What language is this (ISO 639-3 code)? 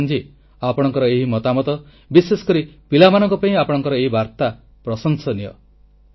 ori